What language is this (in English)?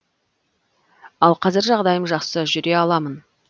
Kazakh